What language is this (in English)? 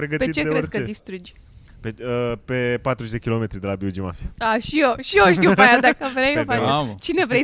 Romanian